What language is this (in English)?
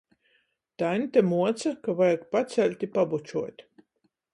Latgalian